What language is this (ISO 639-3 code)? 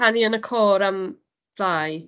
cym